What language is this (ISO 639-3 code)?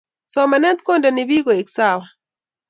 kln